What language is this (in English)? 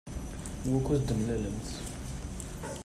Kabyle